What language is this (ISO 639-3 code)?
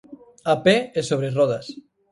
glg